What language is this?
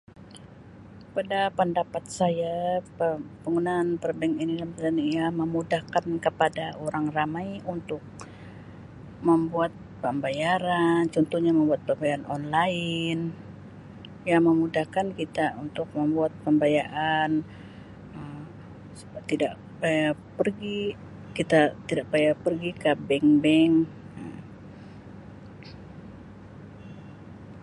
Sabah Malay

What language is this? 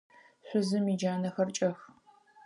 Adyghe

